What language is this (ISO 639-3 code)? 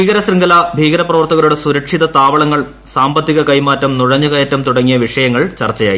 mal